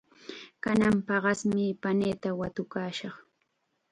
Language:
Chiquián Ancash Quechua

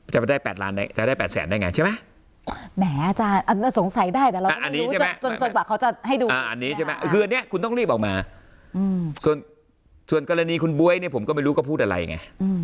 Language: Thai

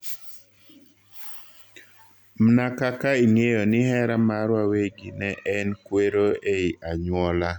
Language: Luo (Kenya and Tanzania)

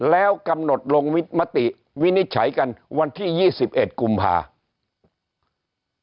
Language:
Thai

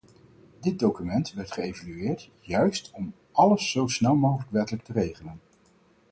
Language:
Dutch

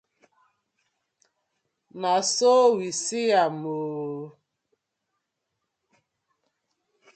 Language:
Nigerian Pidgin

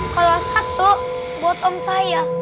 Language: Indonesian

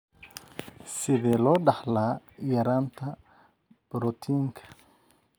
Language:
Somali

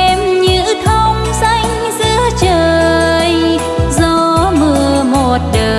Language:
Vietnamese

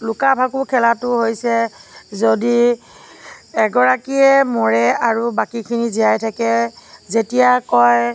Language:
Assamese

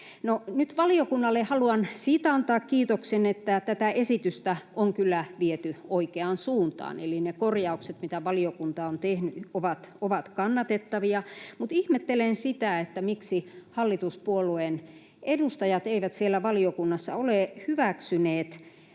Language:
Finnish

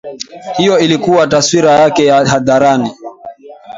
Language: Swahili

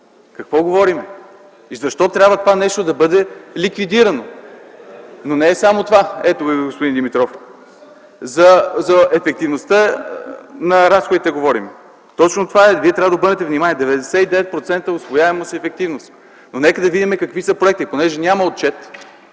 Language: Bulgarian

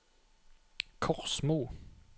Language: Norwegian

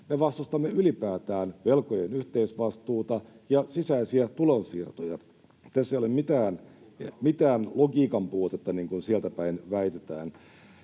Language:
Finnish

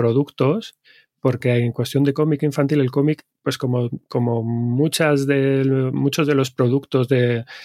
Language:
Spanish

